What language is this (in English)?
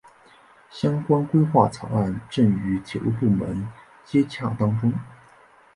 Chinese